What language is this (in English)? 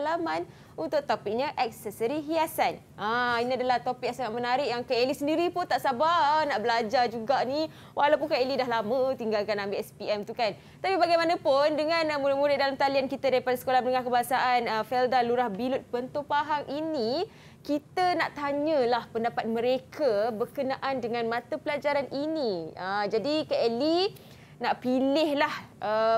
Malay